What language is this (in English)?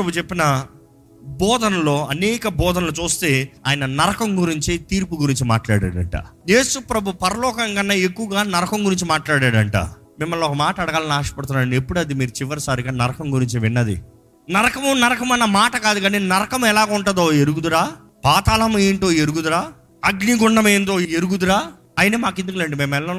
Telugu